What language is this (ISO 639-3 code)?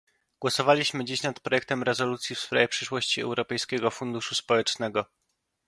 pol